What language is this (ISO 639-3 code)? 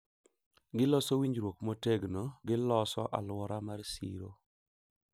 luo